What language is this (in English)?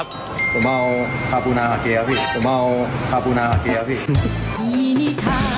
Thai